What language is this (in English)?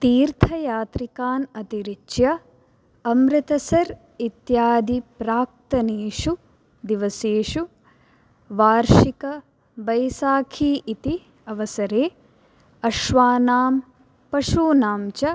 Sanskrit